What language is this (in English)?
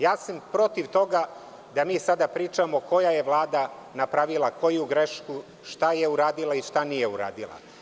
Serbian